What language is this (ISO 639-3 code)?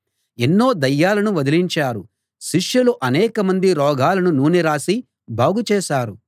tel